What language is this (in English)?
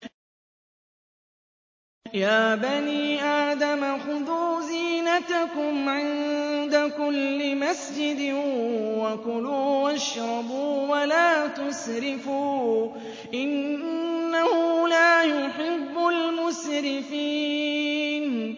Arabic